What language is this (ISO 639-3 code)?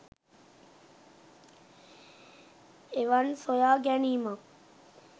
sin